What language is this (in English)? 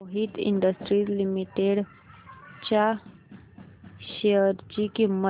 Marathi